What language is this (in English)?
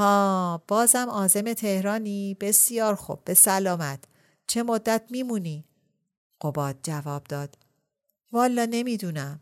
Persian